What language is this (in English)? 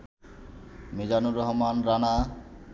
Bangla